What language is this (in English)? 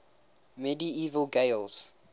English